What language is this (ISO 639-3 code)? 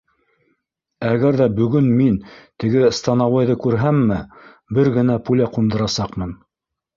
bak